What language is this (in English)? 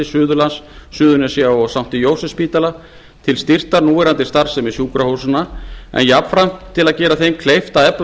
Icelandic